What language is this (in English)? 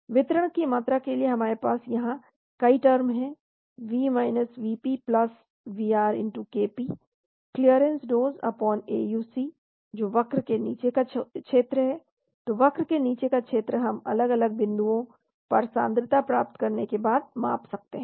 Hindi